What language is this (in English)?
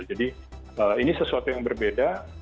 Indonesian